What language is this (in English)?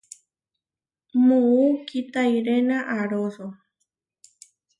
Huarijio